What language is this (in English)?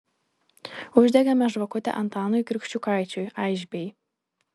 Lithuanian